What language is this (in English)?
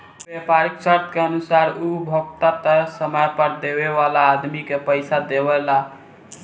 Bhojpuri